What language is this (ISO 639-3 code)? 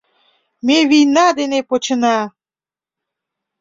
chm